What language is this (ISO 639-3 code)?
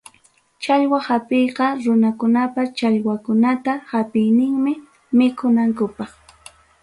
quy